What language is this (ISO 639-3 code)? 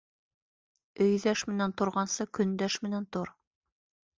bak